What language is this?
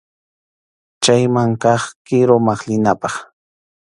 Arequipa-La Unión Quechua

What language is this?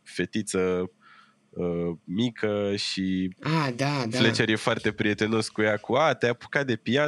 Romanian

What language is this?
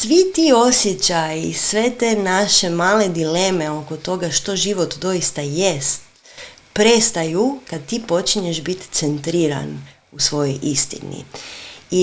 Croatian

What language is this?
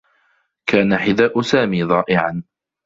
Arabic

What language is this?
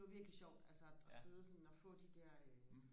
Danish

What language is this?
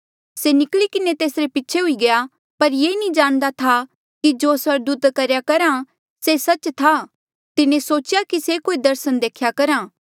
Mandeali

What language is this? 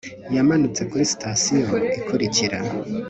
Kinyarwanda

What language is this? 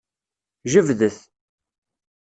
Kabyle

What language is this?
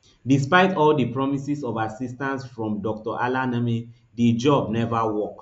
Nigerian Pidgin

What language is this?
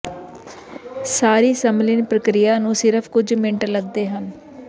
Punjabi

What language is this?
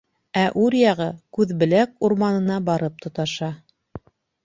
Bashkir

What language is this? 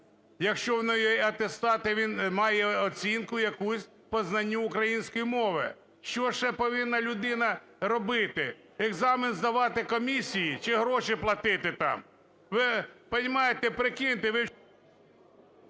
Ukrainian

